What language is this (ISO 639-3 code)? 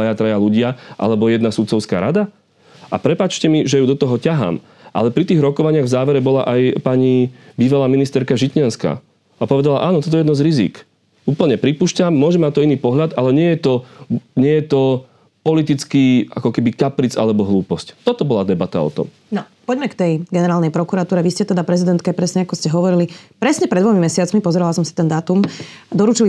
slk